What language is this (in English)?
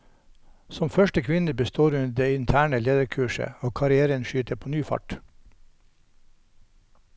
Norwegian